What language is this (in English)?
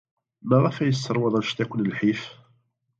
Kabyle